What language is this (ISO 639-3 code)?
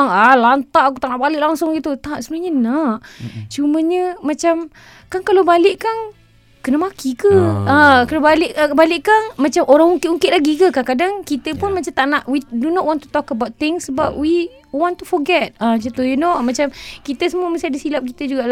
msa